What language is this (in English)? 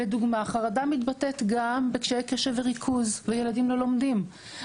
Hebrew